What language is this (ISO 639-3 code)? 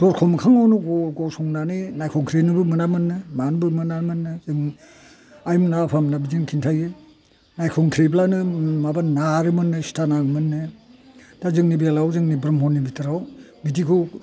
brx